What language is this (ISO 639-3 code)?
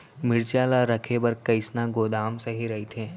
hne